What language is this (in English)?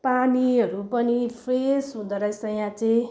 Nepali